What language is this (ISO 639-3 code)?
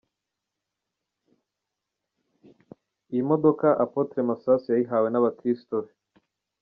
kin